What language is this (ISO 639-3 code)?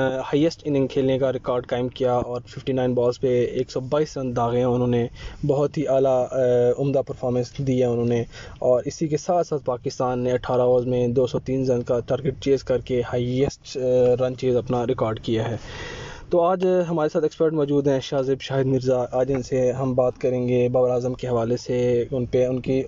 urd